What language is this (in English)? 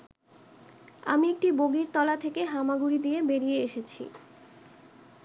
Bangla